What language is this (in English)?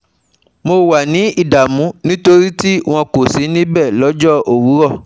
Yoruba